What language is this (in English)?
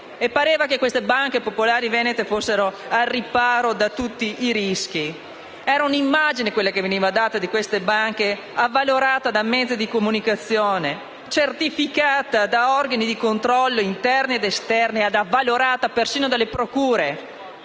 Italian